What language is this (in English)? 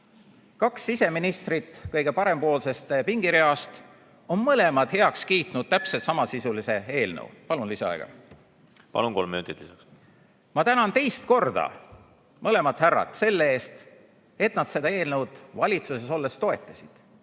Estonian